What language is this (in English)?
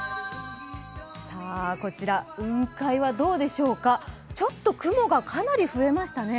Japanese